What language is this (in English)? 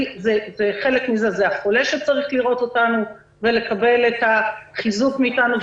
Hebrew